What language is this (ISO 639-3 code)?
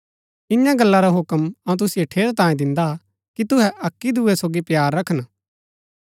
gbk